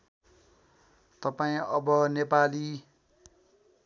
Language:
Nepali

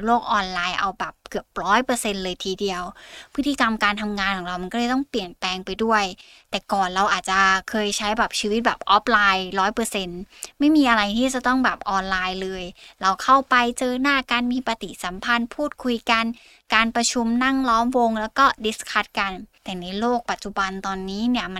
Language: Thai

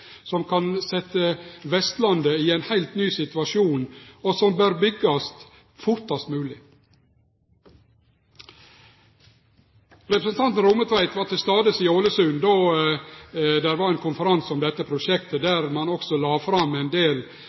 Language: Norwegian Nynorsk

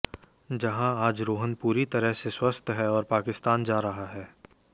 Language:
Hindi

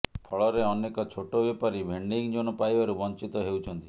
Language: Odia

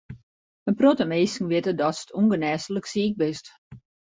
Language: Western Frisian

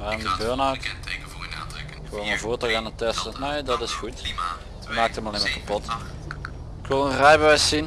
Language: Dutch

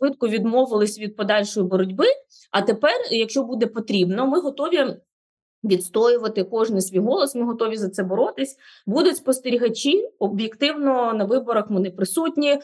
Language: Ukrainian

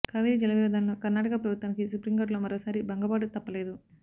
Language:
Telugu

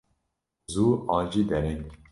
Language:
Kurdish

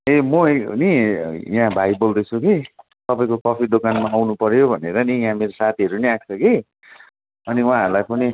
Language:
Nepali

